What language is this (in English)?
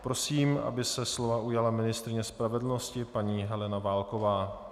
Czech